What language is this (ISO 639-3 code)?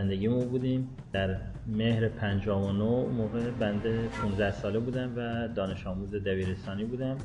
fas